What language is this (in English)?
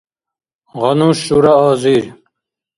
Dargwa